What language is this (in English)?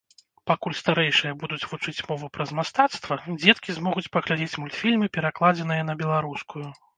Belarusian